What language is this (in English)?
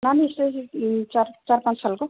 Nepali